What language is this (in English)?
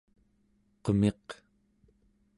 Central Yupik